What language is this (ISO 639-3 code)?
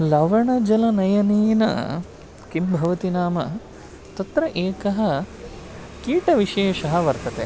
san